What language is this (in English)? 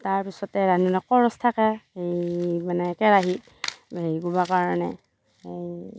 Assamese